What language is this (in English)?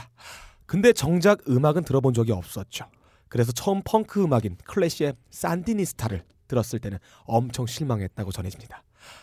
Korean